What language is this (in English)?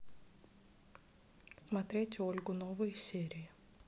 Russian